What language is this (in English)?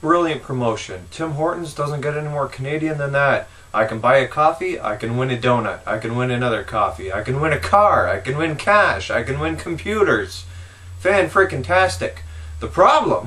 English